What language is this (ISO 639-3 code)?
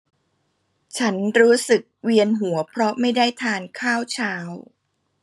tha